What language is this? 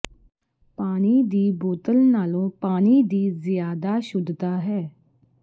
Punjabi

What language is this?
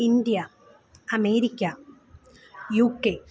Malayalam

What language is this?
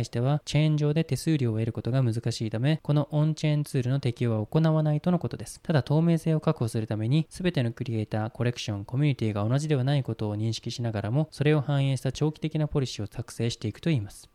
Japanese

